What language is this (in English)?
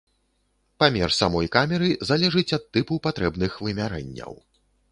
Belarusian